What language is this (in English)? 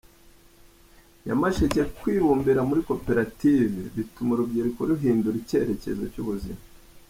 Kinyarwanda